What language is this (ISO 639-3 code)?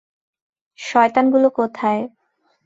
ben